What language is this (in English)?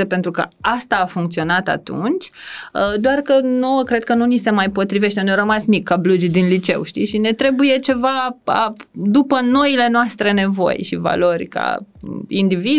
Romanian